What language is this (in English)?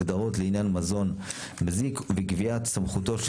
Hebrew